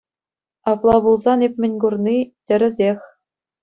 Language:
Chuvash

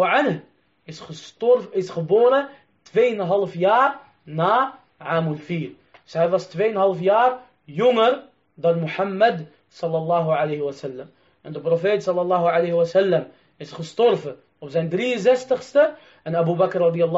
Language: Dutch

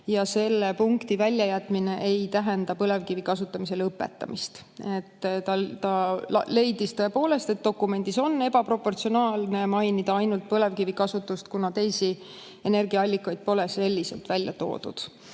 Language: Estonian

